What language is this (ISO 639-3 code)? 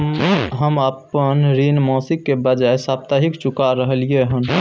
mai